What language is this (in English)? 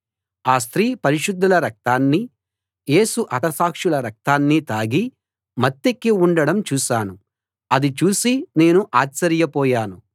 Telugu